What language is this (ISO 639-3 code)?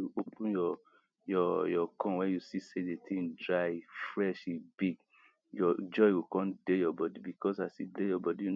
pcm